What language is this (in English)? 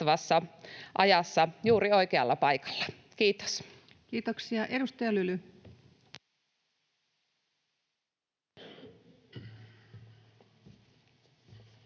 Finnish